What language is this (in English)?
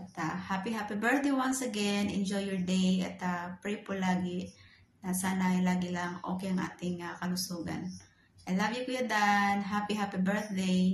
Filipino